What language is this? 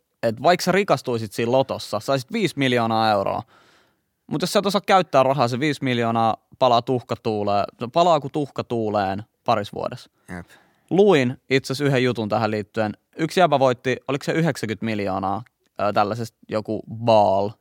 Finnish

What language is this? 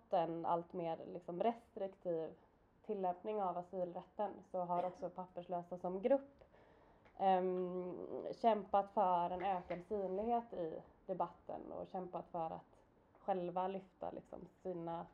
Swedish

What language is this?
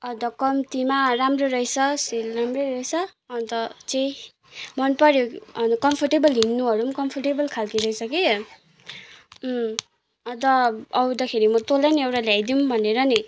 Nepali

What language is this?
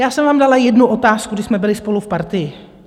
Czech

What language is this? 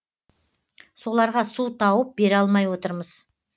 Kazakh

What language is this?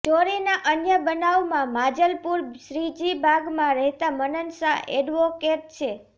Gujarati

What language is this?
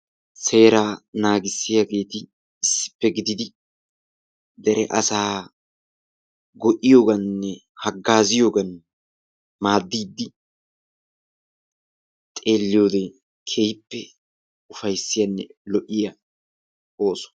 Wolaytta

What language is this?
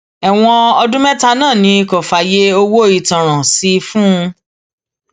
Yoruba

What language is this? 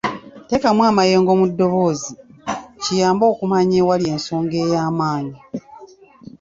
Ganda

